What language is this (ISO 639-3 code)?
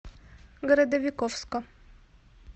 rus